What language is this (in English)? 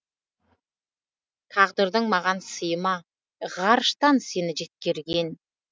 Kazakh